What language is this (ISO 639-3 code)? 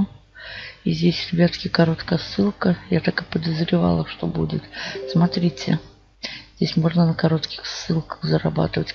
rus